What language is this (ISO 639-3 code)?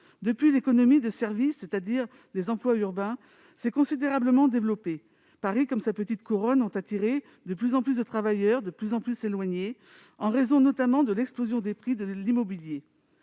fra